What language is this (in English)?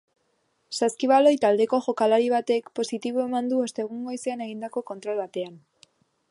Basque